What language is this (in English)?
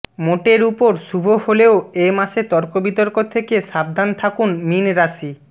Bangla